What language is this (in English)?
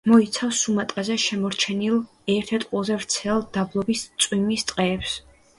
Georgian